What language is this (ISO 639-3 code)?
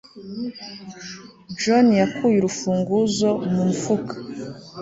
kin